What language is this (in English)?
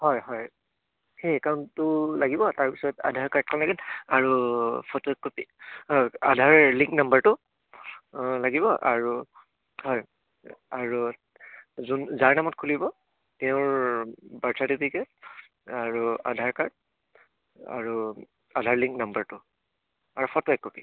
Assamese